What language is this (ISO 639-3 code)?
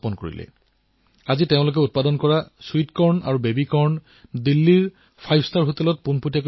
asm